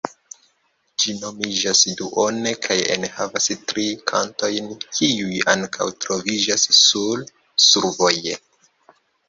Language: Esperanto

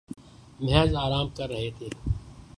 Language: Urdu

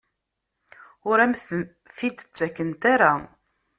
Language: Kabyle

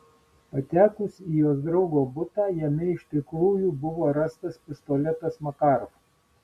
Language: Lithuanian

